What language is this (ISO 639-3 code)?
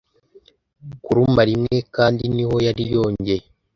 kin